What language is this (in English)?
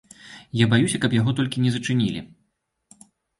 Belarusian